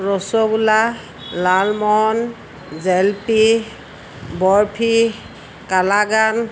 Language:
Assamese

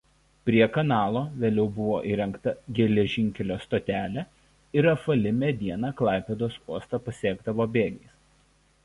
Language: Lithuanian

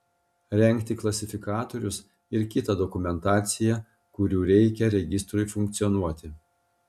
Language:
Lithuanian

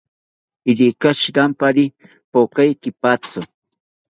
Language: South Ucayali Ashéninka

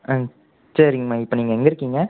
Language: Tamil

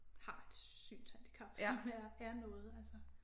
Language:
Danish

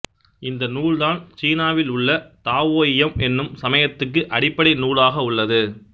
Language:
Tamil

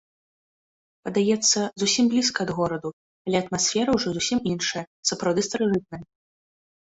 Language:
Belarusian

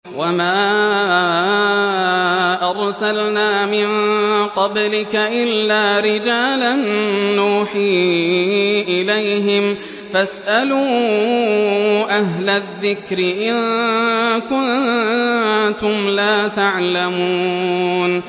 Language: Arabic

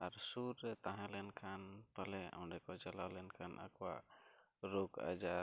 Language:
Santali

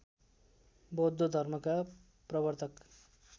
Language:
Nepali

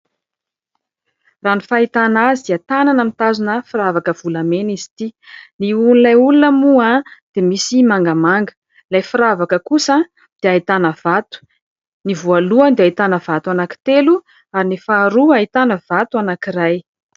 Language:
Malagasy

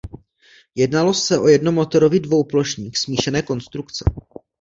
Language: Czech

